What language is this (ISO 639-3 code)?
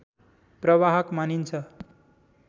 nep